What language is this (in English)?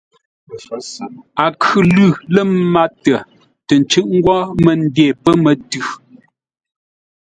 Ngombale